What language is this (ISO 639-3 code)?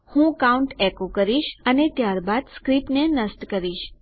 guj